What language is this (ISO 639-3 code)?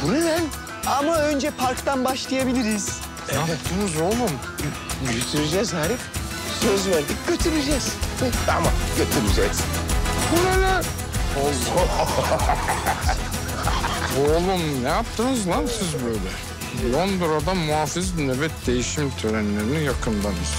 tur